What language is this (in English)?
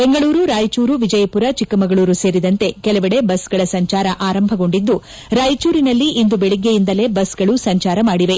Kannada